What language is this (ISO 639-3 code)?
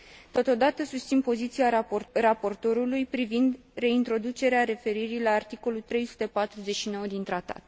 ron